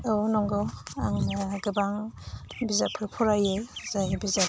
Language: Bodo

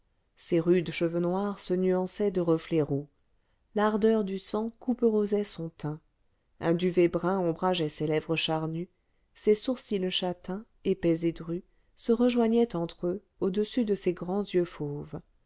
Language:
French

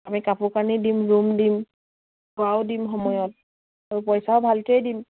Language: Assamese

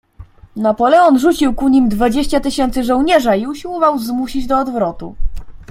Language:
Polish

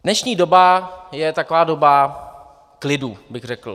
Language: Czech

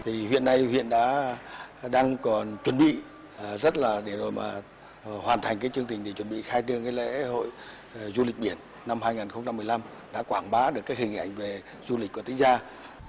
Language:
Vietnamese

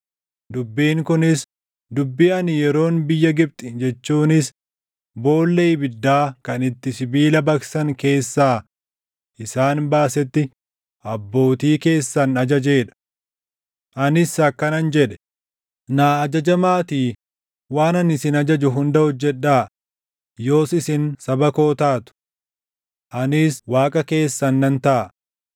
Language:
Oromo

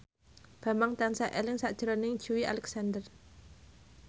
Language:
Javanese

